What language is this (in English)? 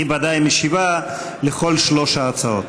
Hebrew